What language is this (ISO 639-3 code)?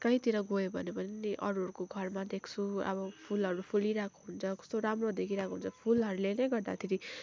nep